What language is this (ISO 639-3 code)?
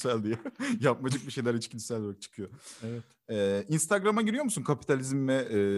tur